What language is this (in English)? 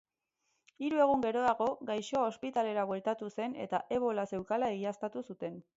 Basque